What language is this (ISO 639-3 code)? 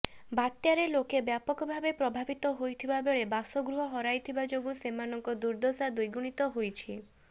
ori